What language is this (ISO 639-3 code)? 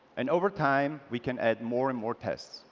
eng